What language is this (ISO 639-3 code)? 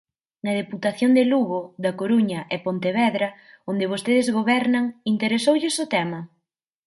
glg